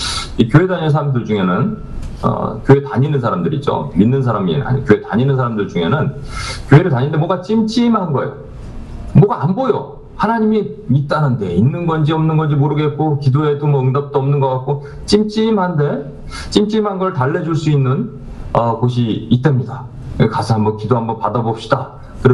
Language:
Korean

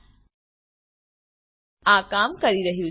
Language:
Gujarati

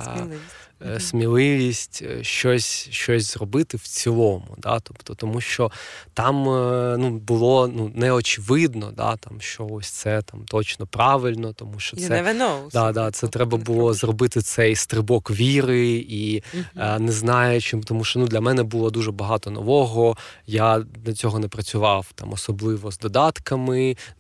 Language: Ukrainian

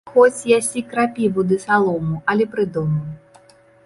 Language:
Belarusian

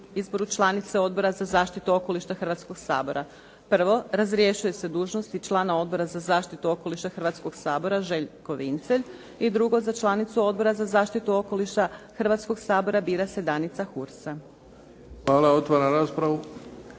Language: Croatian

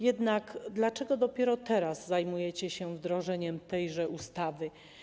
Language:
Polish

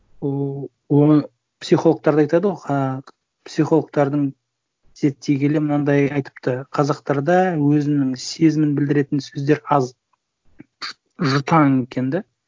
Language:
Kazakh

